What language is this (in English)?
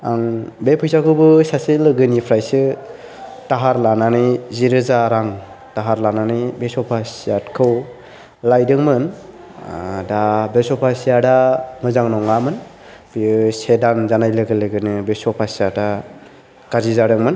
Bodo